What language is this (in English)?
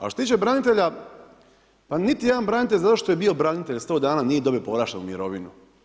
Croatian